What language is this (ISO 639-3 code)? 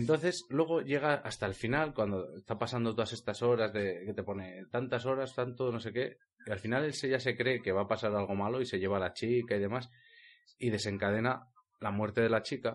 spa